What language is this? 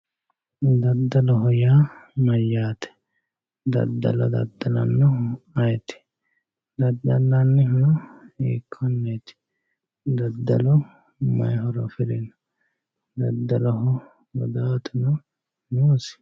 Sidamo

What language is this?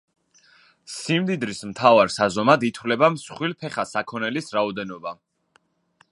Georgian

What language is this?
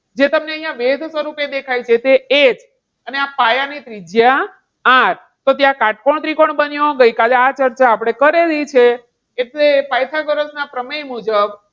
Gujarati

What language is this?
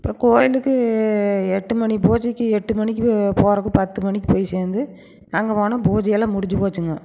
Tamil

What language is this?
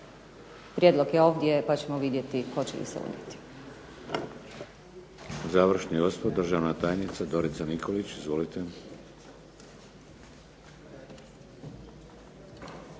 Croatian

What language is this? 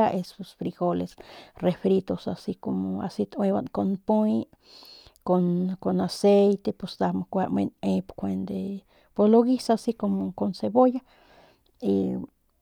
Northern Pame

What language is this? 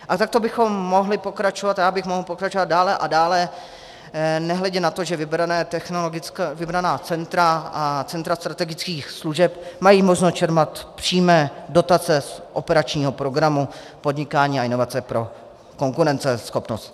Czech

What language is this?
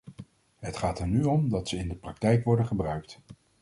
Dutch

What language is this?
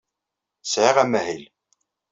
Kabyle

